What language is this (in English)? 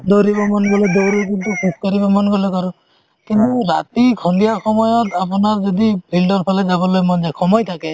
Assamese